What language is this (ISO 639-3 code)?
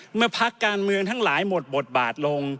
tha